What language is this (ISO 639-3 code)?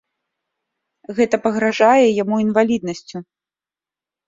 bel